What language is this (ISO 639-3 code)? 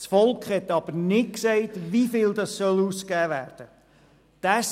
gsw